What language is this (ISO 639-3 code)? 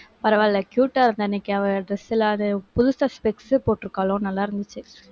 tam